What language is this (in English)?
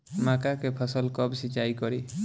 Bhojpuri